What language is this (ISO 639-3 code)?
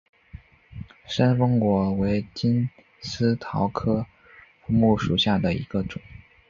zho